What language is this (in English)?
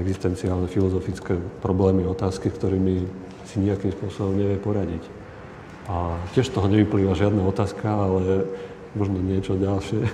Slovak